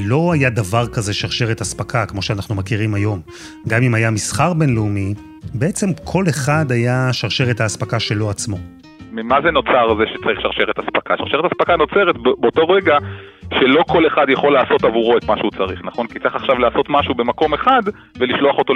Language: Hebrew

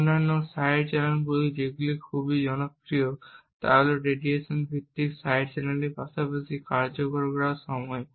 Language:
Bangla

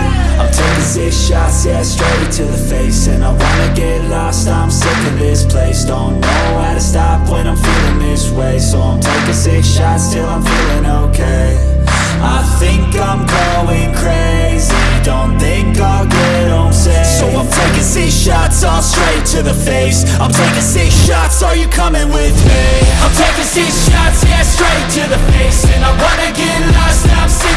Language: English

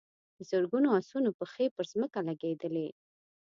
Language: Pashto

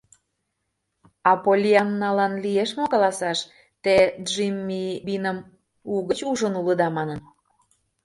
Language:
Mari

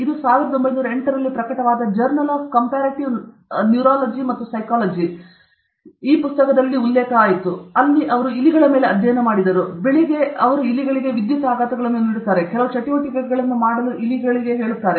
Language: Kannada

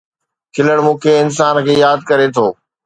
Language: Sindhi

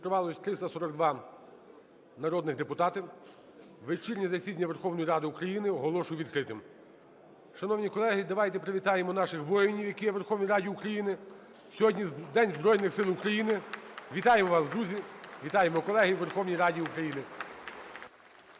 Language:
Ukrainian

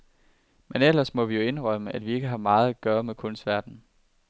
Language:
Danish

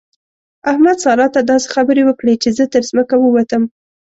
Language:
Pashto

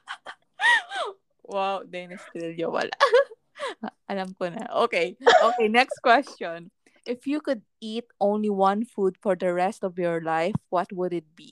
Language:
Filipino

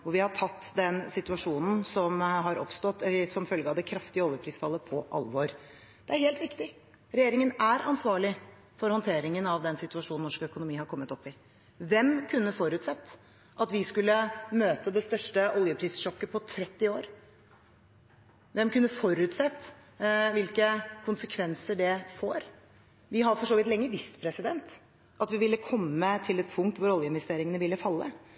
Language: Norwegian Bokmål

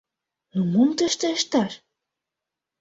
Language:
Mari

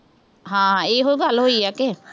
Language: Punjabi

